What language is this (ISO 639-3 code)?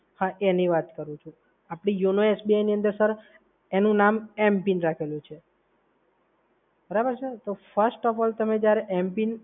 guj